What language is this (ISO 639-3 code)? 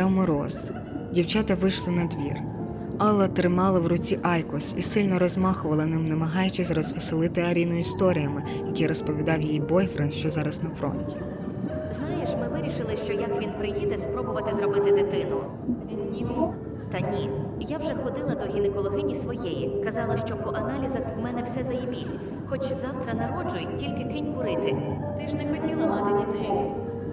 ukr